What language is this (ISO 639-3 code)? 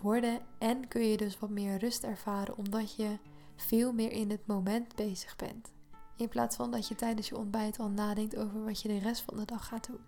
nld